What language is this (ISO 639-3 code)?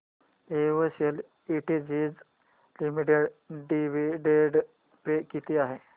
mar